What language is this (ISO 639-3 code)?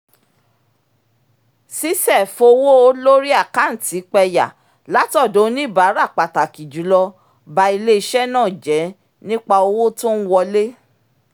yor